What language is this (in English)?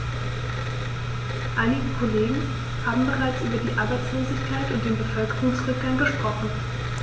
German